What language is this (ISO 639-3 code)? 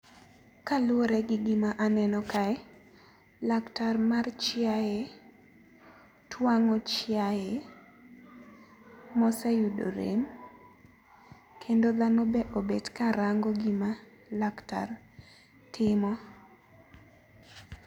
luo